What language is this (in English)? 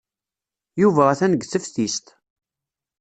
Kabyle